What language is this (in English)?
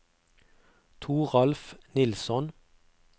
Norwegian